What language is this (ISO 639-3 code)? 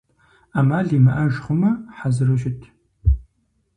kbd